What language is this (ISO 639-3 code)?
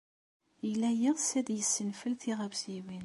kab